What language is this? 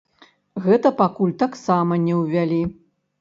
Belarusian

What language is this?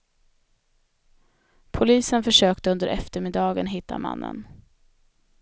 Swedish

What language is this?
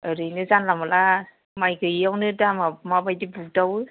Bodo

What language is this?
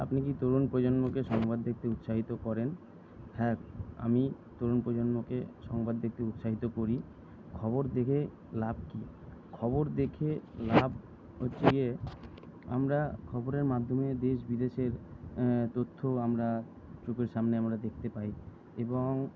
Bangla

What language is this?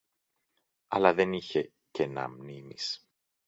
Greek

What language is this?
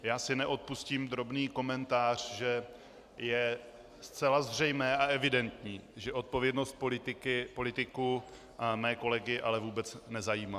Czech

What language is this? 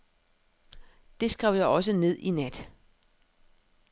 Danish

